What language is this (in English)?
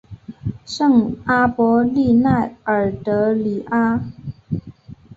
Chinese